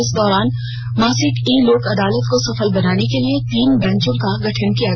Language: Hindi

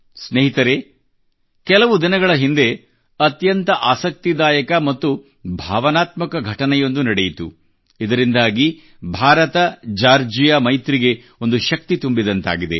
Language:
Kannada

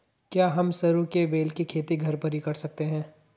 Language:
Hindi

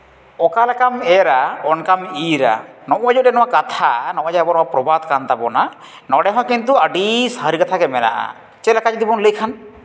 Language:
Santali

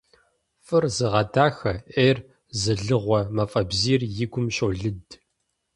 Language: Kabardian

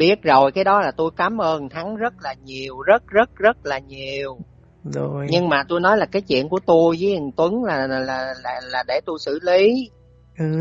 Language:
Vietnamese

